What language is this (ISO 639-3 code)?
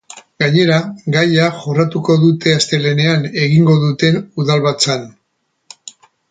eus